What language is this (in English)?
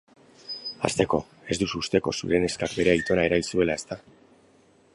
Basque